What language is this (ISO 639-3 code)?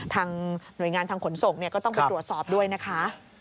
tha